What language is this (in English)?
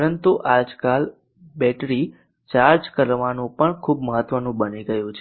Gujarati